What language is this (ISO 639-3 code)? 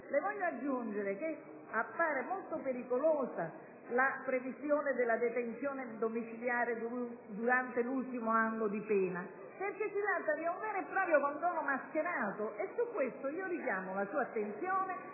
ita